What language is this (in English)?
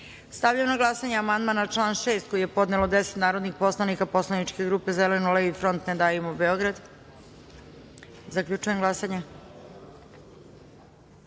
Serbian